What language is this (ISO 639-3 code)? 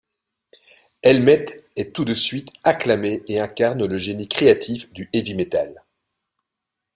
fra